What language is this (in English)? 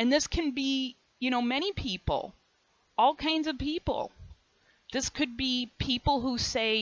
English